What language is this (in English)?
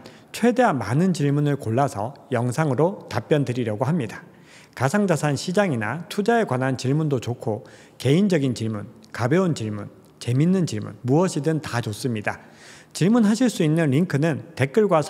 Korean